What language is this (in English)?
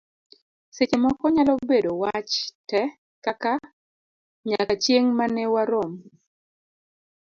Luo (Kenya and Tanzania)